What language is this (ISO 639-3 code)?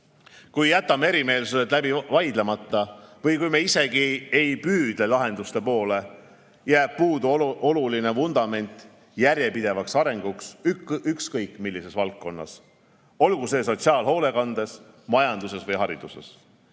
est